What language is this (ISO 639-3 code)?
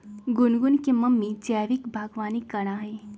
mag